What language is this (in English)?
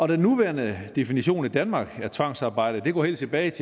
Danish